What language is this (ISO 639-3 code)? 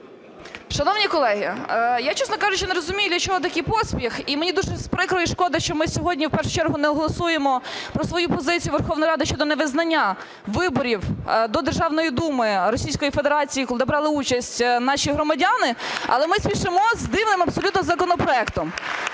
ukr